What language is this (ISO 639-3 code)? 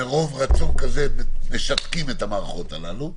heb